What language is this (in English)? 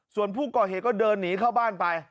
Thai